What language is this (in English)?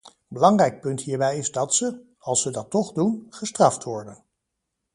Dutch